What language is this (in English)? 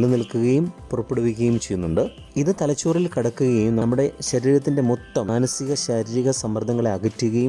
Malayalam